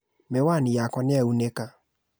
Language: Kikuyu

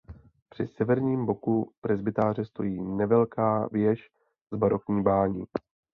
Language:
Czech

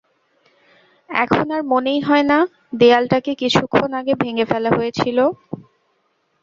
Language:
Bangla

